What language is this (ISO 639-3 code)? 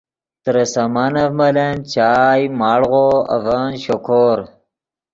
ydg